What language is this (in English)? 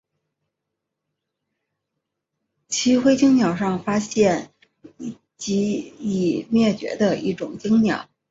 Chinese